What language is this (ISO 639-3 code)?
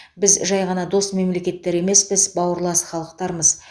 kaz